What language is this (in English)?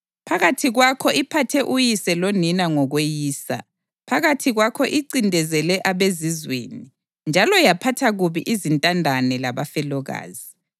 North Ndebele